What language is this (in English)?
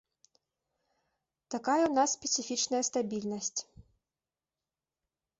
Belarusian